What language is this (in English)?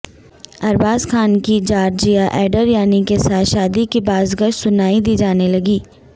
Urdu